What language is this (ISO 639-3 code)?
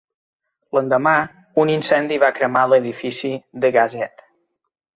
cat